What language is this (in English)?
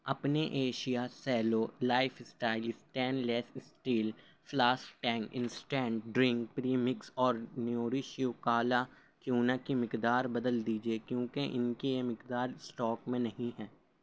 Urdu